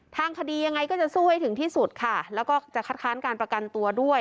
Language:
Thai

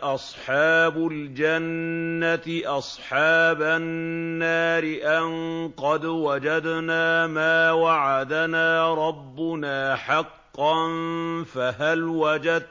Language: Arabic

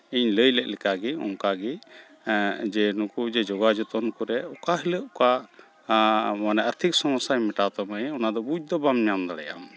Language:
Santali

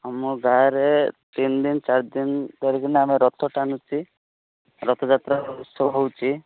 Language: Odia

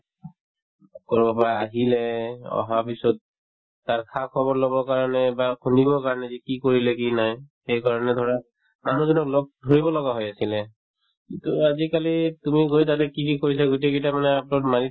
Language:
Assamese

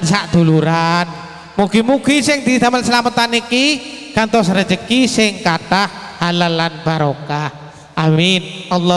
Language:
Indonesian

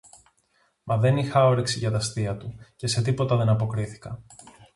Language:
Greek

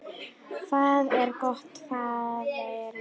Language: Icelandic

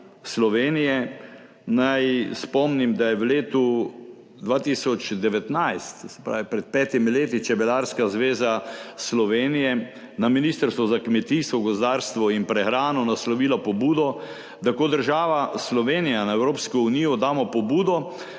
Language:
Slovenian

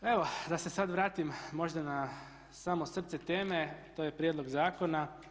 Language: Croatian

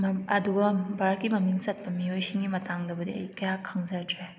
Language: Manipuri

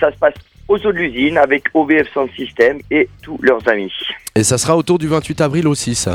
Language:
French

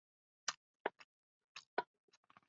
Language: Chinese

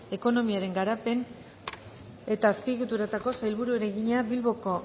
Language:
Basque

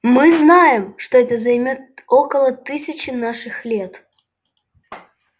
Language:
Russian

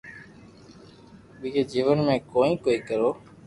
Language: Loarki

